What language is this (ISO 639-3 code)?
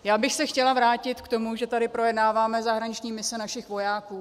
ces